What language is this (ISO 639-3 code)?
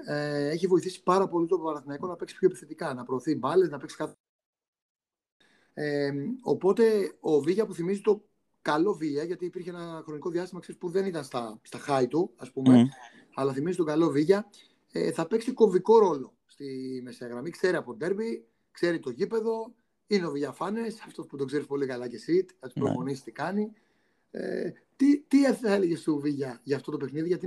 ell